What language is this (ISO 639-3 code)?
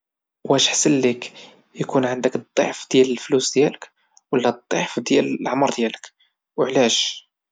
ary